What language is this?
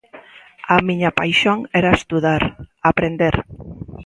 Galician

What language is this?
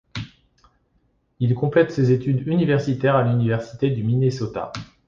French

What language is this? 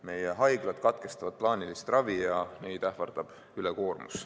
Estonian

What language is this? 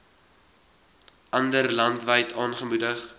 Afrikaans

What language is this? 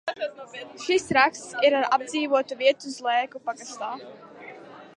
Latvian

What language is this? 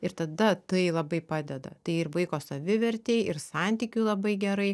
Lithuanian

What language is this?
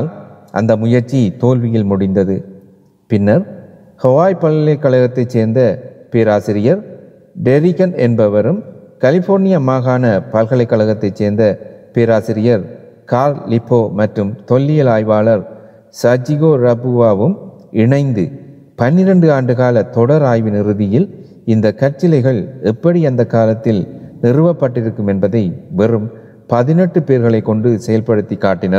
Tamil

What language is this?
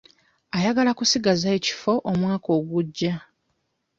Ganda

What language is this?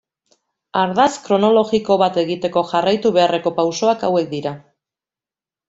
Basque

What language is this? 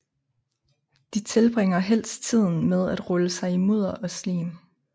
Danish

